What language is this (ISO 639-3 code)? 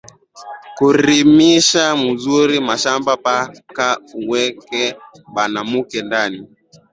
swa